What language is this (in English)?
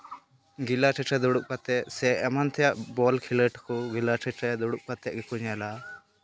Santali